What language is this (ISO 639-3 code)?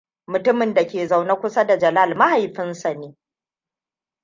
hau